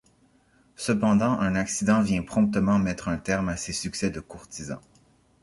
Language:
French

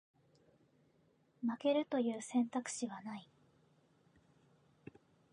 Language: Japanese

